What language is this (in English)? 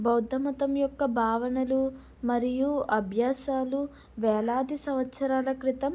Telugu